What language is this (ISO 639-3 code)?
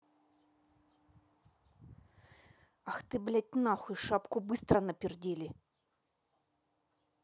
rus